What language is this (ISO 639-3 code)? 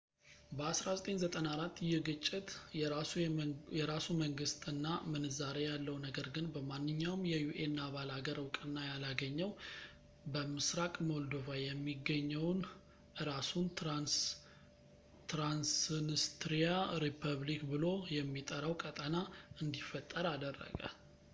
amh